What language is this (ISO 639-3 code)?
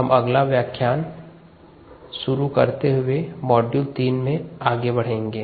hin